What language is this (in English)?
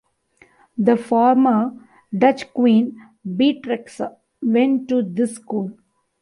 English